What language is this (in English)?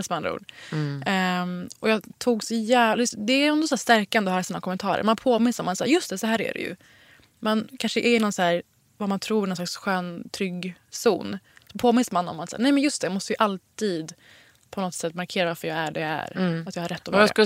Swedish